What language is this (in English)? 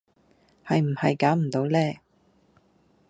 Cantonese